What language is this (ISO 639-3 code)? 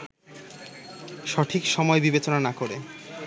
ben